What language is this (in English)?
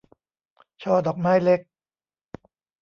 Thai